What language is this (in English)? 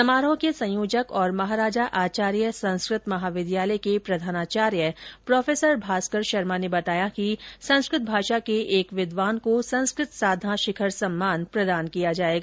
Hindi